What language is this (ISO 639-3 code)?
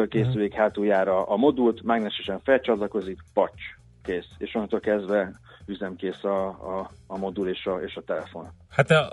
hun